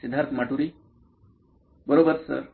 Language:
Marathi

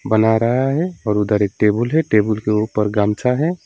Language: Hindi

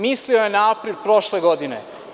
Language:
Serbian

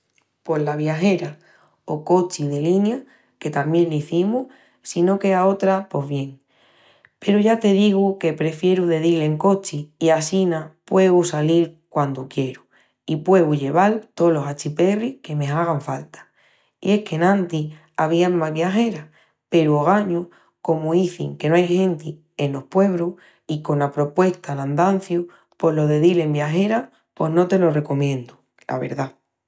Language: Extremaduran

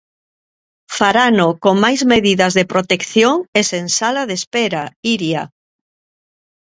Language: Galician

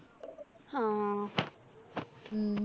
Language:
Malayalam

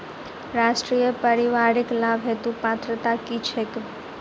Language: Maithili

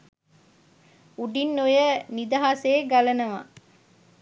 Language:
Sinhala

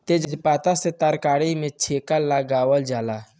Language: Bhojpuri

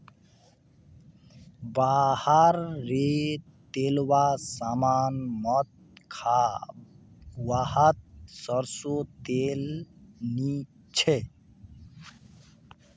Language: Magahi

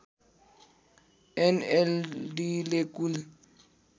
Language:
Nepali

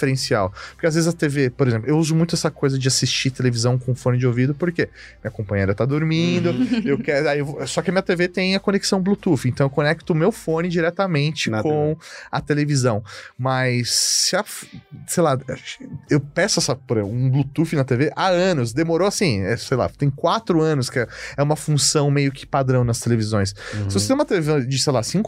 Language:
Portuguese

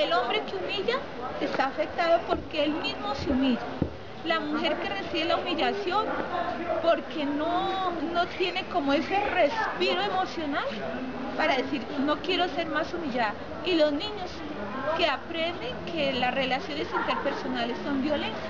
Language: Spanish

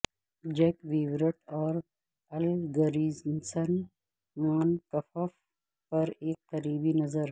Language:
Urdu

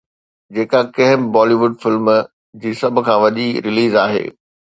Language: Sindhi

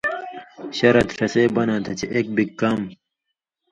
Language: Indus Kohistani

